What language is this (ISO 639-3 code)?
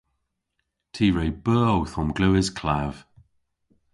cor